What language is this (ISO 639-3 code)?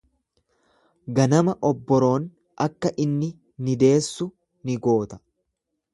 orm